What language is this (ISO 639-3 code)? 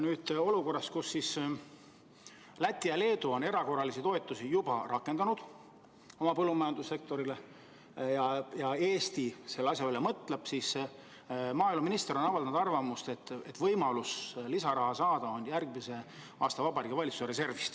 est